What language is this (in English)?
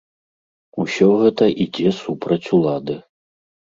Belarusian